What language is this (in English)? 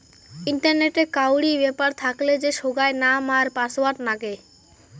Bangla